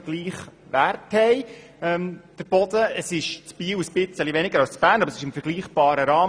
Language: Swiss German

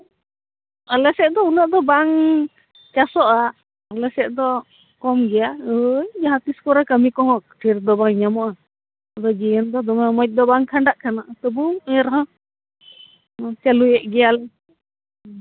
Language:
Santali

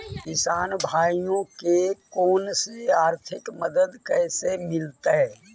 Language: Magahi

